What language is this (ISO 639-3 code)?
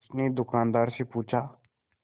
hin